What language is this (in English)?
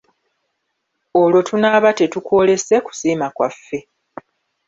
Ganda